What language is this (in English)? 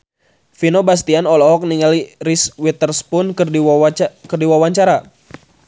Sundanese